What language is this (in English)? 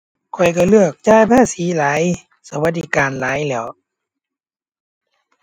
Thai